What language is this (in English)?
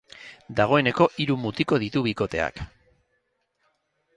Basque